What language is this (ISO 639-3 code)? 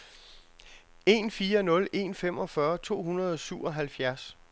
dan